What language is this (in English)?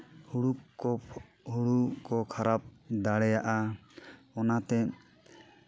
Santali